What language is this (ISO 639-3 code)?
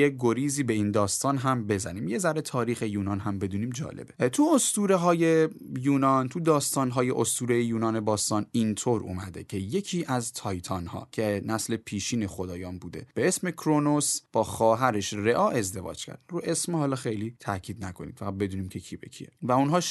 fas